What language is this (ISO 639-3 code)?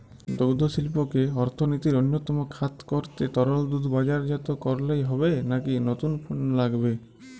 ben